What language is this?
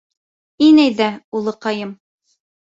Bashkir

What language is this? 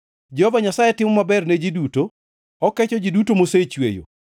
Luo (Kenya and Tanzania)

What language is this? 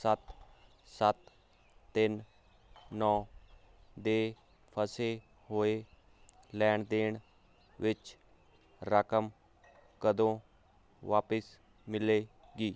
Punjabi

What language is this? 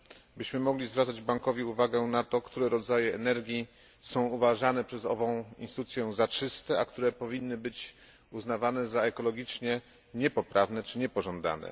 Polish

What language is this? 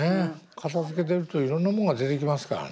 Japanese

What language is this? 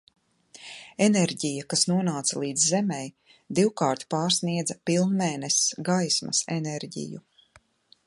Latvian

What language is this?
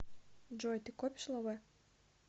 Russian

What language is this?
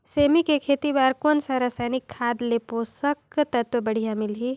Chhattisgarhi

